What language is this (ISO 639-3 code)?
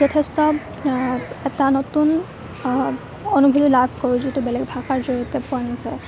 asm